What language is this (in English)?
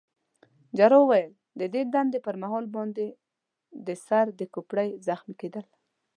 Pashto